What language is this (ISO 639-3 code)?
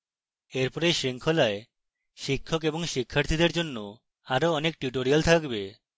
ben